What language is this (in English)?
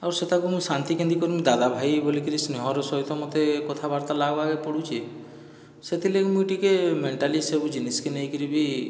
Odia